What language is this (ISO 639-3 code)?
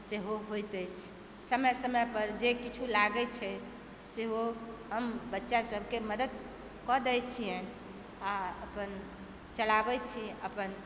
mai